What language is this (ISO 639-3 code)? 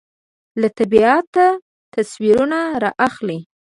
pus